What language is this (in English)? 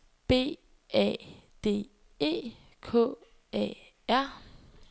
Danish